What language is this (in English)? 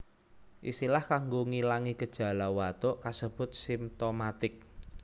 Javanese